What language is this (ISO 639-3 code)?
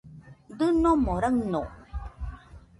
hux